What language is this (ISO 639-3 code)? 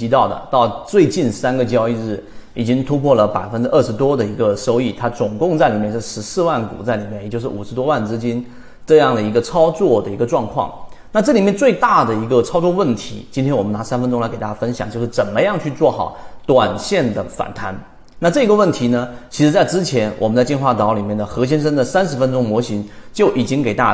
zho